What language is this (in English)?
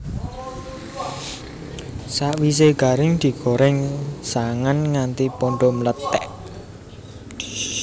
Javanese